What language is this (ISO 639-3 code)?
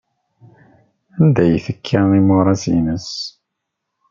kab